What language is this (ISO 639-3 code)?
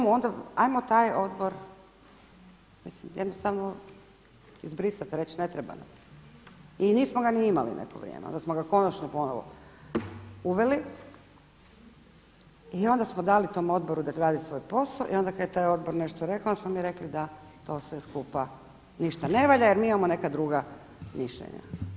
hrv